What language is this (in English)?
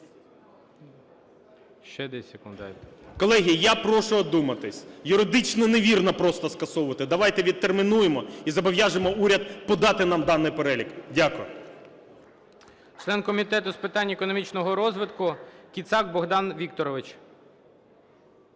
Ukrainian